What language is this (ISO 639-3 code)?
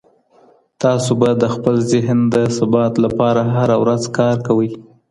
pus